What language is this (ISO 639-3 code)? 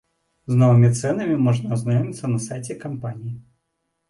bel